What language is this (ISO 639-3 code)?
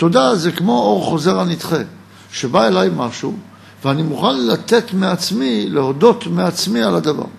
heb